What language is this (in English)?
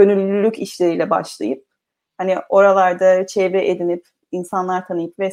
Turkish